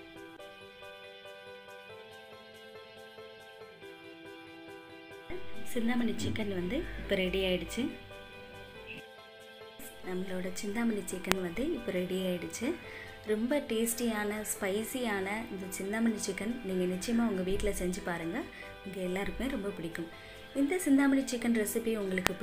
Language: Hindi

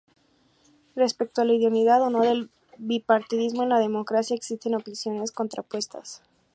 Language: Spanish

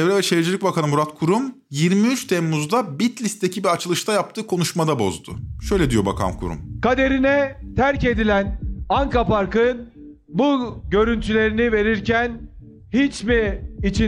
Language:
Turkish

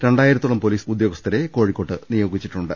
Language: Malayalam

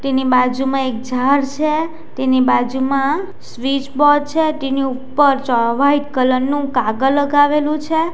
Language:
Gujarati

